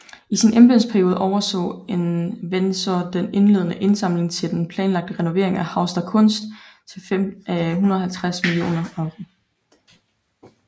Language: Danish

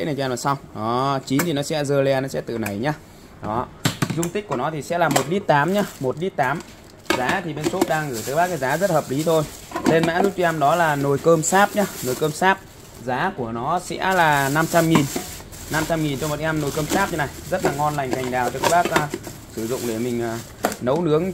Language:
Vietnamese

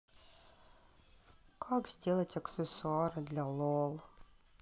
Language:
Russian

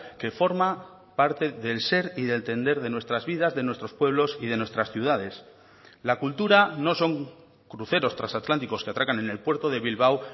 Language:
Spanish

